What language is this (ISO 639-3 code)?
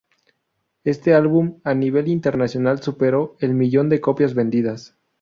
spa